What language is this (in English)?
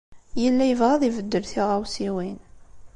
Kabyle